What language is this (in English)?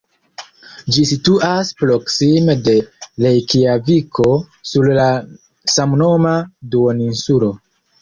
Esperanto